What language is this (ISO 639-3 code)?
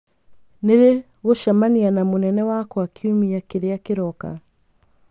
kik